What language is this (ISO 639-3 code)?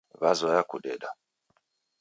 dav